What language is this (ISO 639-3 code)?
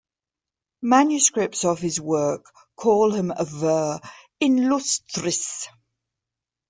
eng